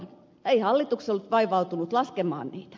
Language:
Finnish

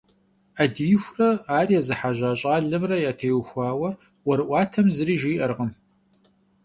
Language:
Kabardian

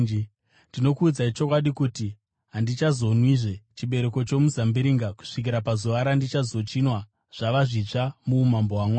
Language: Shona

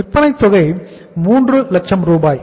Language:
Tamil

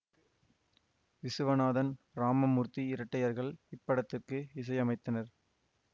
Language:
Tamil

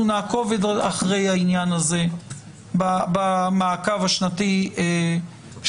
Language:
Hebrew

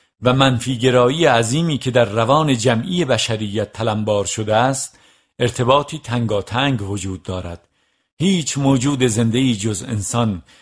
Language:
Persian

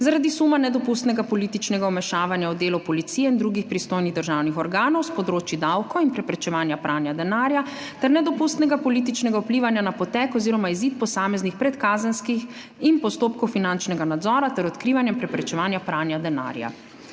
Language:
Slovenian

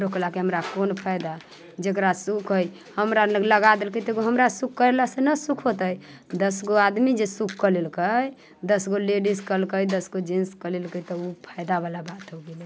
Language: Maithili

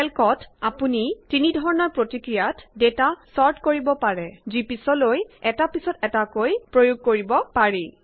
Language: Assamese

